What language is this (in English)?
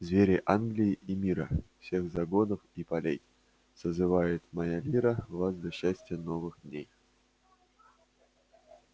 Russian